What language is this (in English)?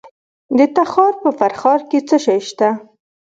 Pashto